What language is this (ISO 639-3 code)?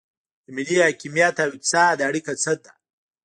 pus